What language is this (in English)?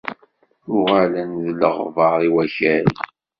Kabyle